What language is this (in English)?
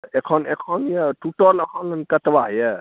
Maithili